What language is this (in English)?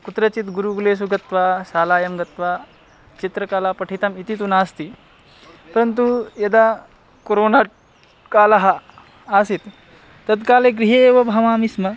Sanskrit